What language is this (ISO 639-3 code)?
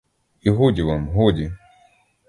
ukr